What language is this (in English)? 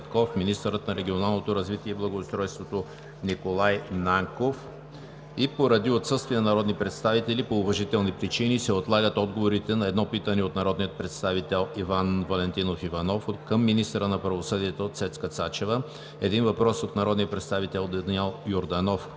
Bulgarian